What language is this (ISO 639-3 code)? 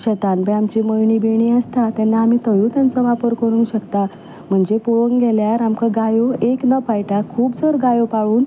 kok